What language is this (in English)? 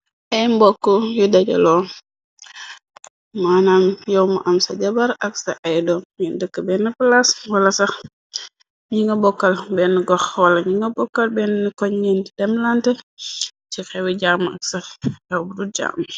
Wolof